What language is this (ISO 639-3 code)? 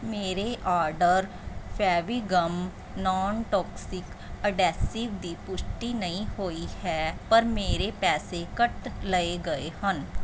pan